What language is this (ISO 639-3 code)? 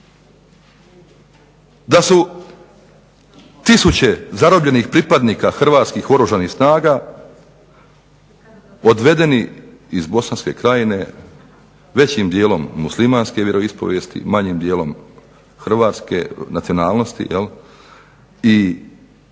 hrv